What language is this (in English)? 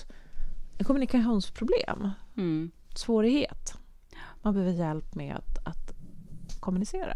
Swedish